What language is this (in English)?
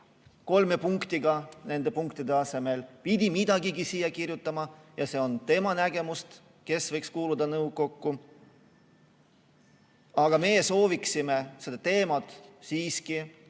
Estonian